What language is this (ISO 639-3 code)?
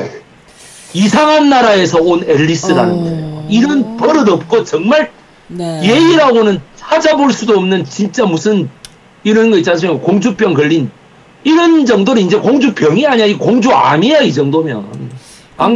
kor